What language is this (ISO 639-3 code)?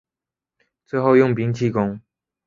zho